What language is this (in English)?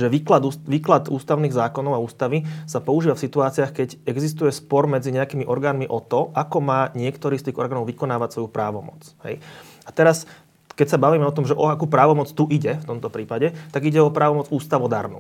Slovak